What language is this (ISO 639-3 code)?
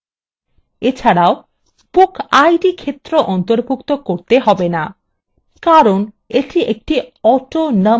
ben